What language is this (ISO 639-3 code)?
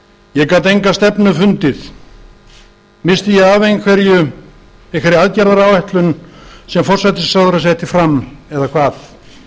isl